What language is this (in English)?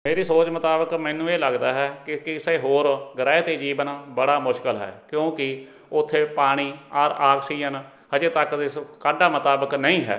Punjabi